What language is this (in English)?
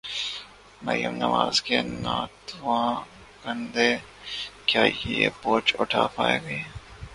Urdu